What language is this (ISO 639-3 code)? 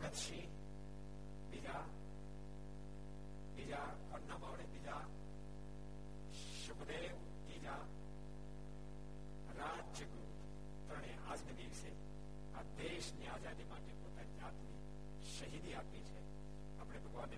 guj